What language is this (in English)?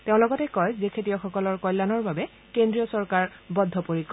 Assamese